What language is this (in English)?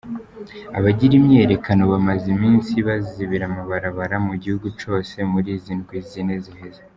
Kinyarwanda